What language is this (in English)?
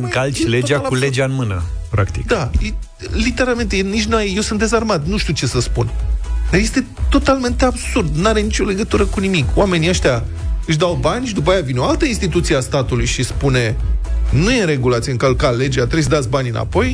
Romanian